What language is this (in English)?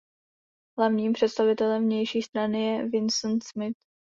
Czech